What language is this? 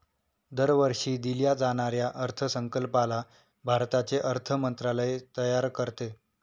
Marathi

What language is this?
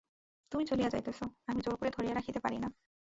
Bangla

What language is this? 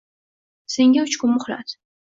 Uzbek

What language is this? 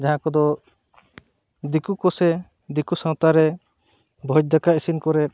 Santali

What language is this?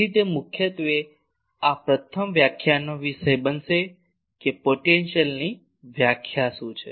Gujarati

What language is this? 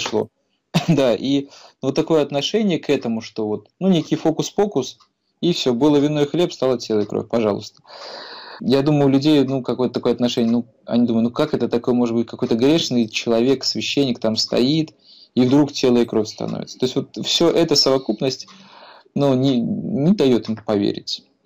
Russian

